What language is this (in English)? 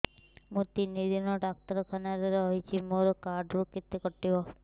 Odia